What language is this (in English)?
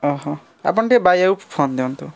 Odia